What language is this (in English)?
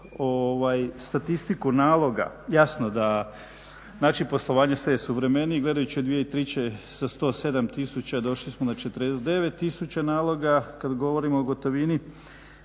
Croatian